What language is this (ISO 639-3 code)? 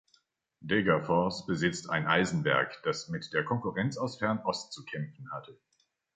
deu